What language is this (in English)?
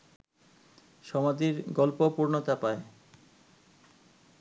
Bangla